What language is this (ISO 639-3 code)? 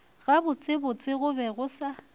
nso